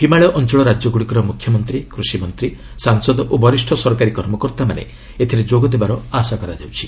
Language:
Odia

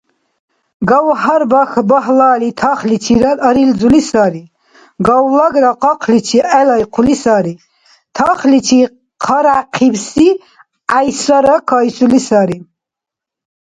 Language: Dargwa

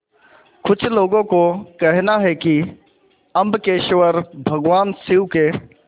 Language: Hindi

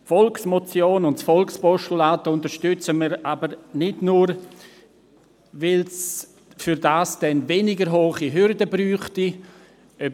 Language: Swiss German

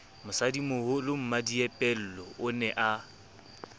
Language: Southern Sotho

